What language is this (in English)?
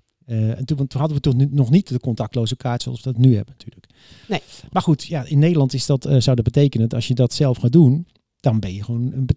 Dutch